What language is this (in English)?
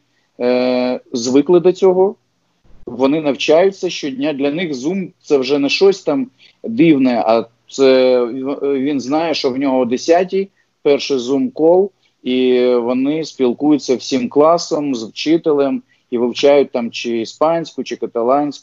Ukrainian